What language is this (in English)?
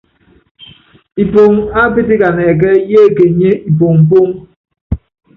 Yangben